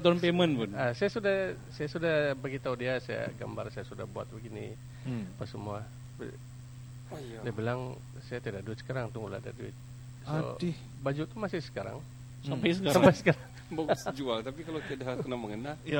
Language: Malay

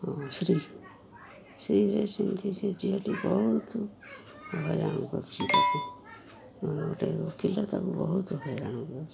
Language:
Odia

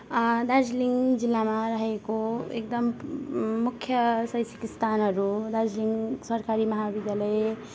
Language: Nepali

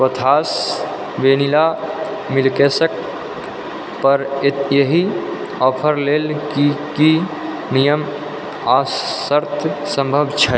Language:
Maithili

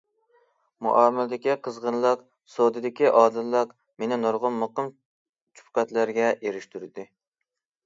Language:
Uyghur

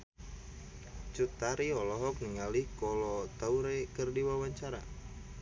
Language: Sundanese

